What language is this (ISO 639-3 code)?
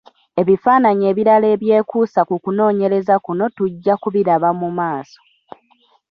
lug